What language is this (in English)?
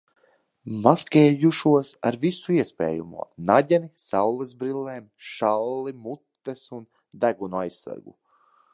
Latvian